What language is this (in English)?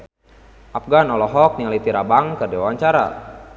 Sundanese